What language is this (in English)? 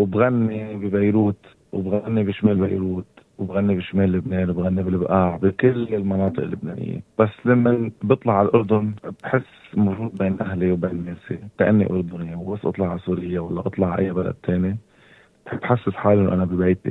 Arabic